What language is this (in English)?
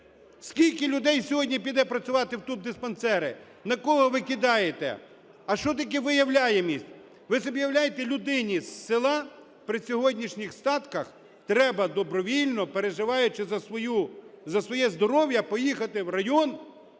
Ukrainian